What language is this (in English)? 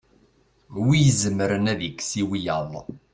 Kabyle